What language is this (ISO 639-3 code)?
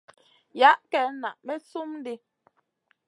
mcn